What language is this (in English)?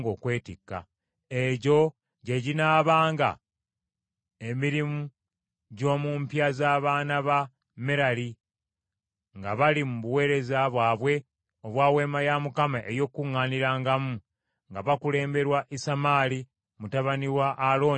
Ganda